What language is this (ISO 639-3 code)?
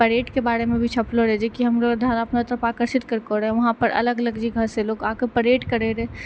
mai